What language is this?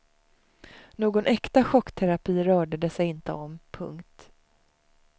Swedish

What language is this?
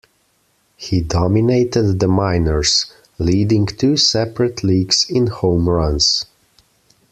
English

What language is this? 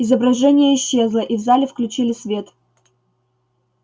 Russian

